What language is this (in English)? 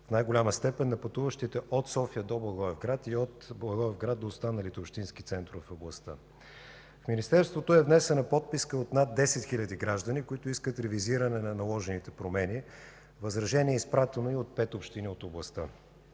Bulgarian